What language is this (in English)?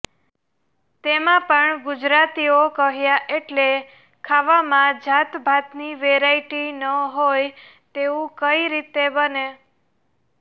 Gujarati